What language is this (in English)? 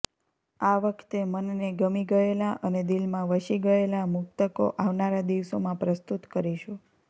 Gujarati